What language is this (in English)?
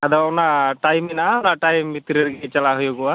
Santali